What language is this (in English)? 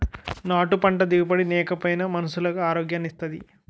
Telugu